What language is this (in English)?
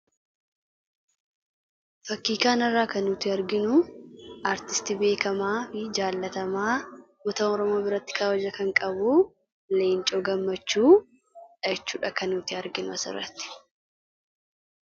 Oromo